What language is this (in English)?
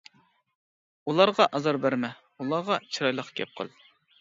Uyghur